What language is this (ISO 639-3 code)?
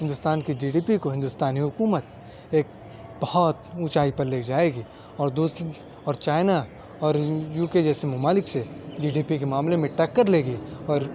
urd